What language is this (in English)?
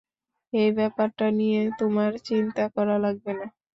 Bangla